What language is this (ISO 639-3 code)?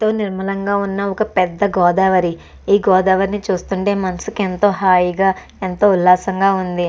tel